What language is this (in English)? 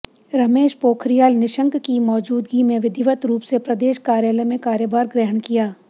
Hindi